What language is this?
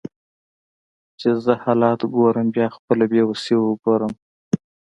Pashto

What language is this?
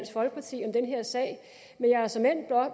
Danish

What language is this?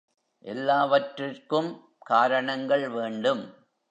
Tamil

